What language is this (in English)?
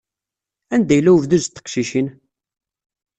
Kabyle